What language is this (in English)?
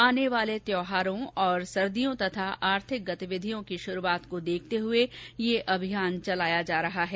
Hindi